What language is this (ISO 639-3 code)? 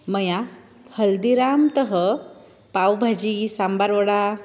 san